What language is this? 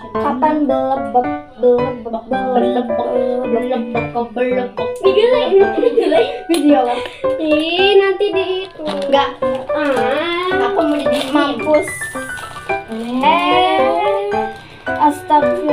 Indonesian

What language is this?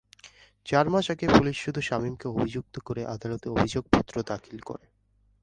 Bangla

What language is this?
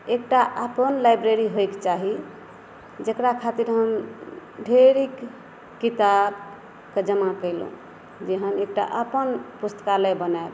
Maithili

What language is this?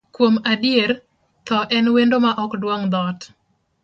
Luo (Kenya and Tanzania)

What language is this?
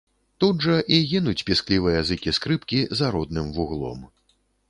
Belarusian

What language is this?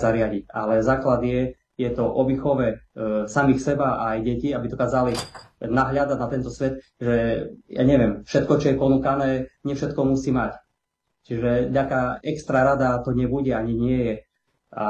Slovak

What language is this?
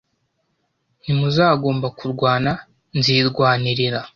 Kinyarwanda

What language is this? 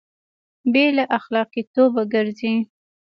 Pashto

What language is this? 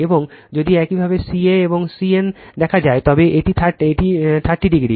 Bangla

